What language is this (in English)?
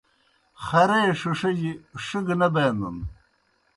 Kohistani Shina